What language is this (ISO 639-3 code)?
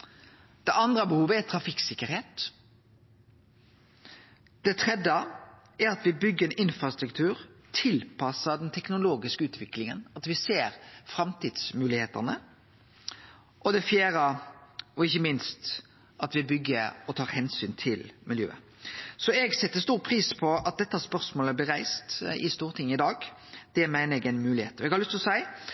nno